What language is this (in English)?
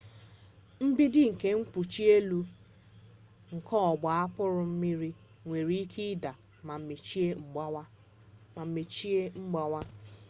Igbo